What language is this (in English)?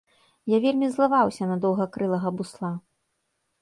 Belarusian